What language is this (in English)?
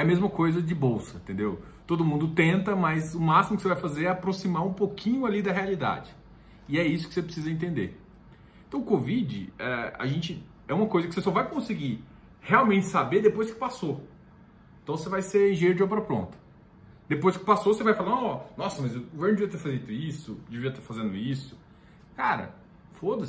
Portuguese